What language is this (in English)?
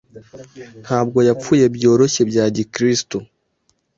Kinyarwanda